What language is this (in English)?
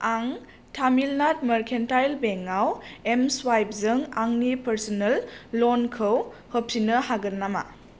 Bodo